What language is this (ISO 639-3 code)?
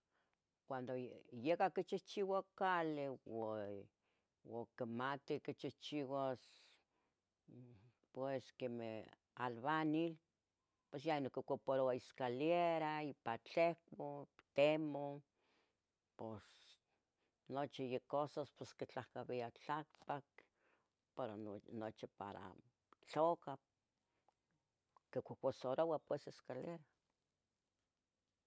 nhg